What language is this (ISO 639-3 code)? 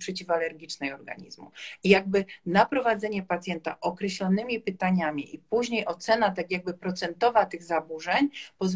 pol